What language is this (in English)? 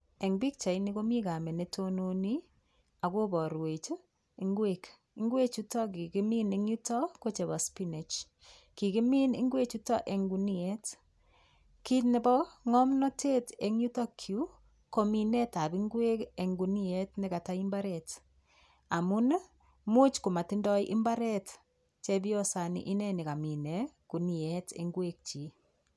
Kalenjin